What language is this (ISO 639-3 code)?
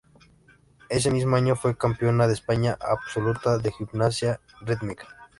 spa